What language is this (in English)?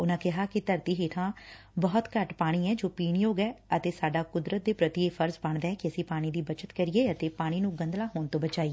Punjabi